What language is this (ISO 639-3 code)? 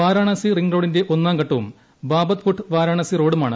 mal